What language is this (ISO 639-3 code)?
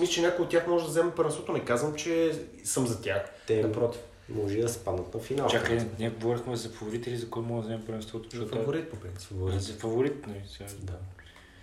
bul